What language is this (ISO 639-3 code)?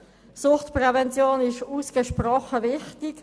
gsw